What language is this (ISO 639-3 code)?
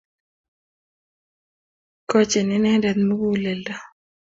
kln